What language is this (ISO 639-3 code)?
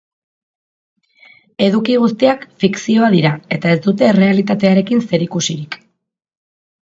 eus